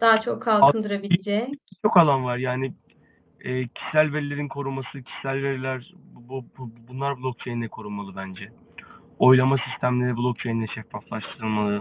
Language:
Turkish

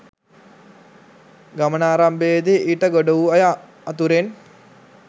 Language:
Sinhala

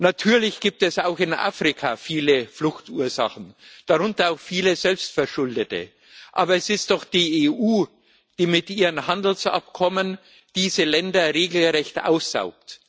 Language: German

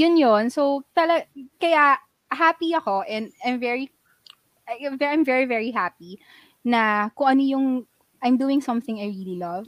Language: Filipino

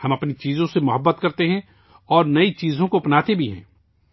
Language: Urdu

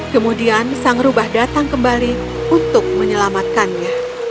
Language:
Indonesian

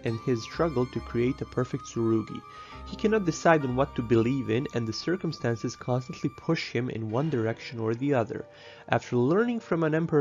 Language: English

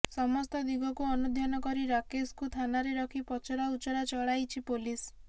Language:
Odia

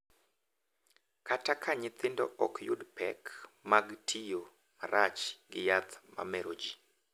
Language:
Luo (Kenya and Tanzania)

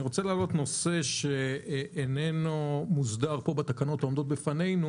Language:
Hebrew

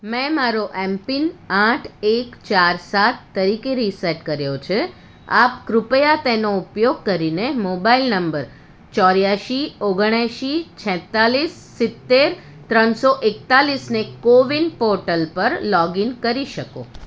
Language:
Gujarati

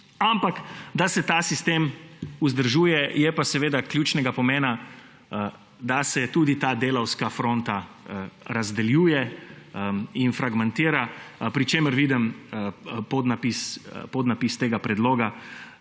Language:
Slovenian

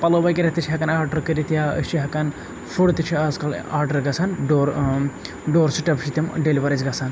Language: Kashmiri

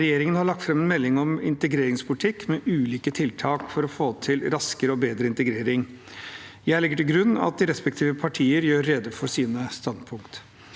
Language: Norwegian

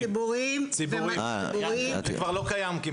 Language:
Hebrew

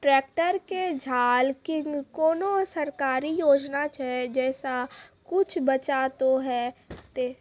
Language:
Maithili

